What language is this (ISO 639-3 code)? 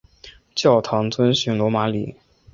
zho